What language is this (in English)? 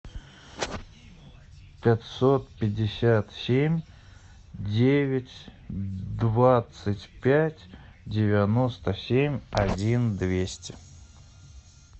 Russian